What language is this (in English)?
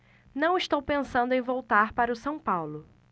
Portuguese